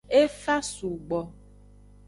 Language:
Aja (Benin)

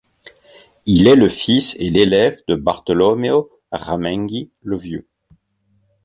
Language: French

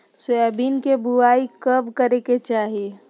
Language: Magahi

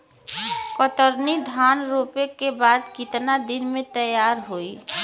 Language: Bhojpuri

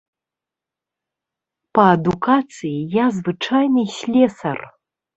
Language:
Belarusian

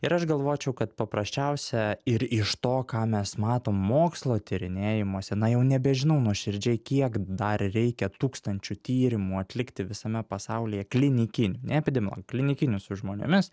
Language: Lithuanian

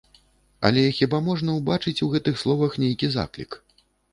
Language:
Belarusian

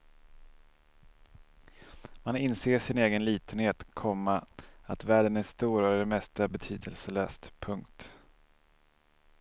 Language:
Swedish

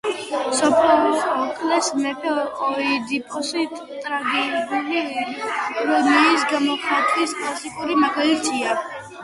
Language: Georgian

